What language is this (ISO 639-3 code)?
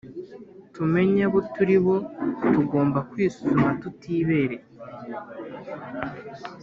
kin